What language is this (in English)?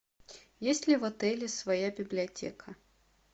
Russian